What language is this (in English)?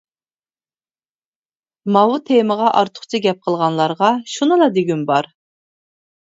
Uyghur